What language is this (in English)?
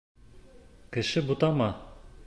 Bashkir